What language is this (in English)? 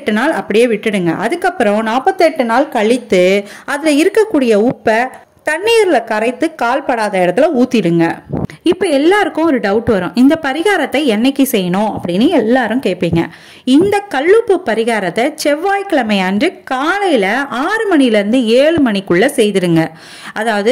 Arabic